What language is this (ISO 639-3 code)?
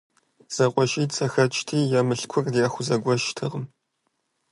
kbd